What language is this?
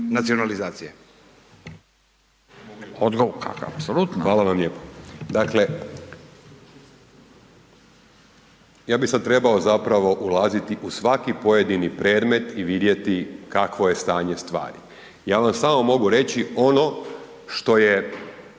Croatian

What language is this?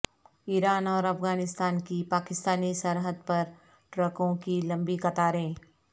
Urdu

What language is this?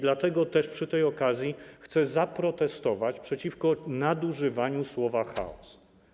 Polish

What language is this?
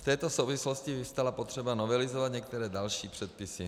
Czech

